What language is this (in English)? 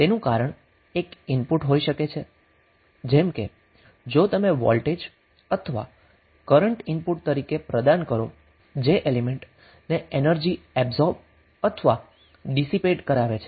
Gujarati